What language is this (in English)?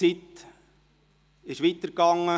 Swiss German